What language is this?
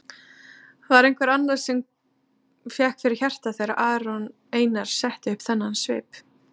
Icelandic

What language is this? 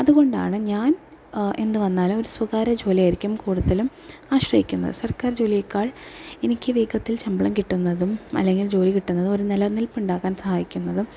Malayalam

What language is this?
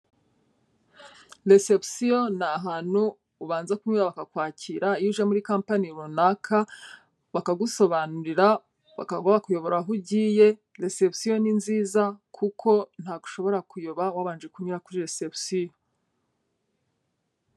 Kinyarwanda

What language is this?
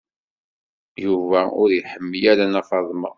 Kabyle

